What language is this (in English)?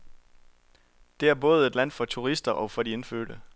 Danish